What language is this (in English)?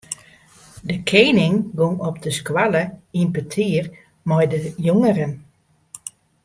Western Frisian